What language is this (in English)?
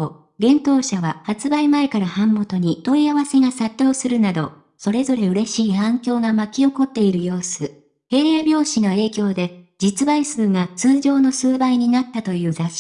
Japanese